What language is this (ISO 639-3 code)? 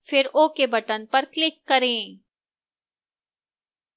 hin